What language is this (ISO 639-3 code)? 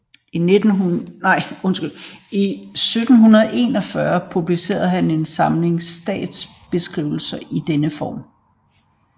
dan